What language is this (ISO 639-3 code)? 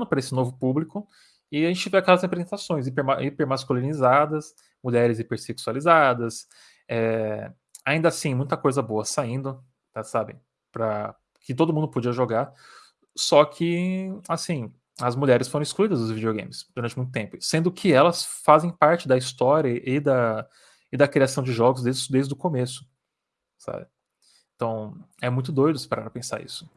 por